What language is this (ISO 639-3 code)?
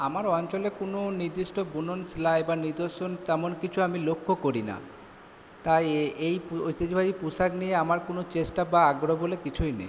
ben